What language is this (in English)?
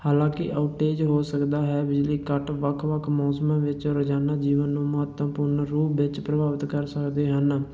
Punjabi